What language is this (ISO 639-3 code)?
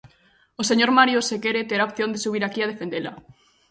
glg